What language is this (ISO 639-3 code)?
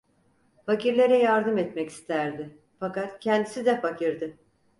tur